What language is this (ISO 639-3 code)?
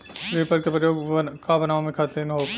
bho